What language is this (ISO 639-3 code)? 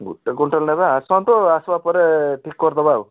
ori